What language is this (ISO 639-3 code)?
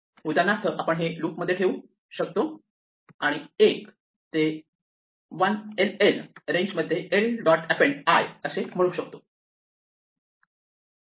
mar